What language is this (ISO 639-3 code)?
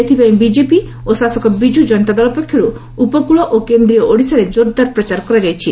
ori